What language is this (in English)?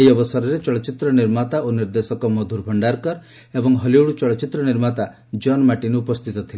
Odia